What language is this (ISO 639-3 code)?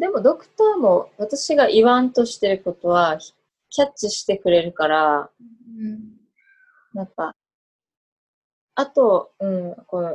jpn